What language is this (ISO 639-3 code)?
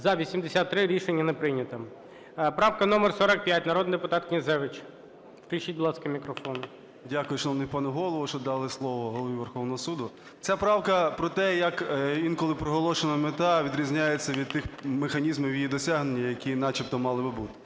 ukr